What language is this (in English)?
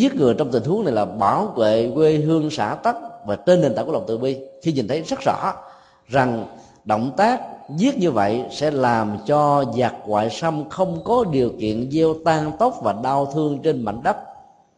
Vietnamese